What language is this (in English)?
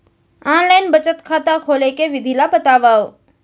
Chhattisgarhi